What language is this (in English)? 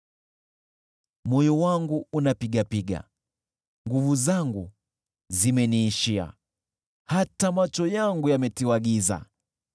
Swahili